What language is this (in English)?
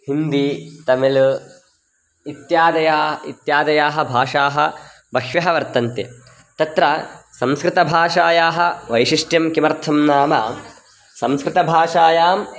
Sanskrit